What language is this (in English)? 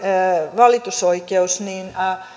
Finnish